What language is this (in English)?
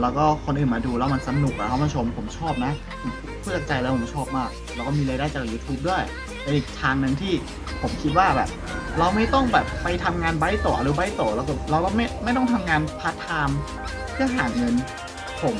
Thai